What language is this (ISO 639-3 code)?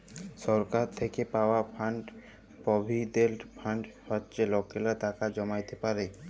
ben